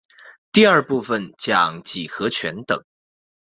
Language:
Chinese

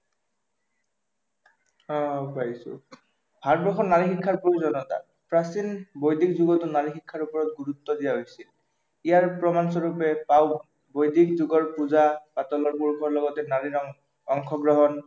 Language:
Assamese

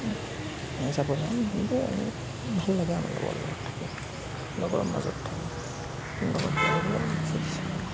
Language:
Assamese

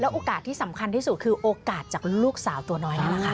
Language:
Thai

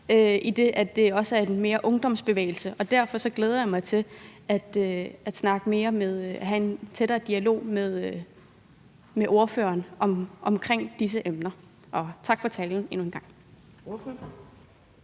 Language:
Danish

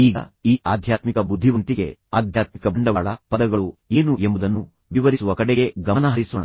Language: Kannada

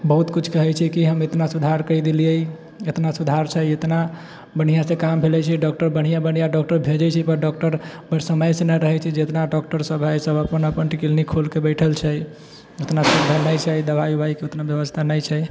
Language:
Maithili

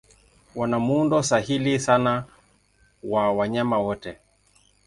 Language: Swahili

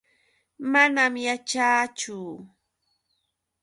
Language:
Yauyos Quechua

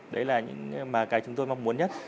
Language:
Vietnamese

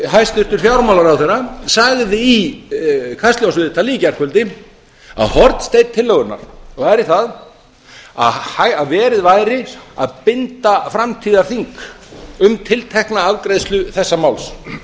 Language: Icelandic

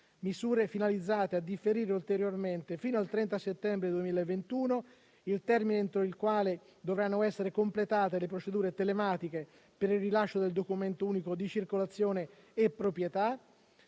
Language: Italian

